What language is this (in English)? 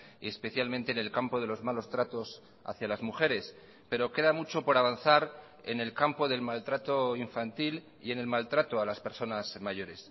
Spanish